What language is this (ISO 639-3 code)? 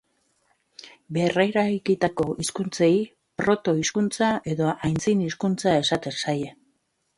eus